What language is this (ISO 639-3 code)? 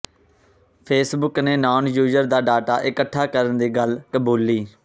pan